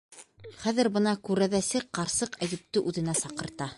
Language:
Bashkir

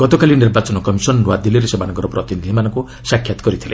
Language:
Odia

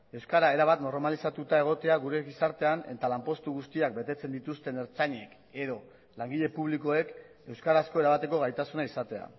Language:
Basque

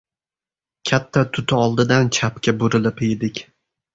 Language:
Uzbek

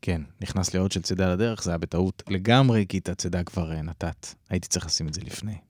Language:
Hebrew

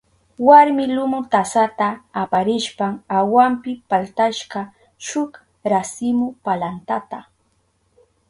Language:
Southern Pastaza Quechua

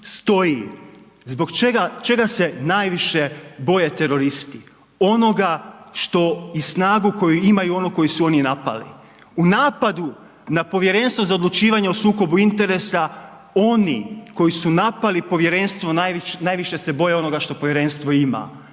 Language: Croatian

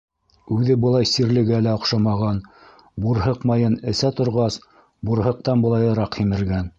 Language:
Bashkir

